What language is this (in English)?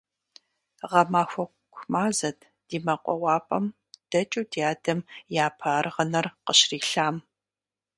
Kabardian